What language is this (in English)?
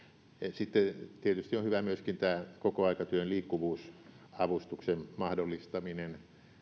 Finnish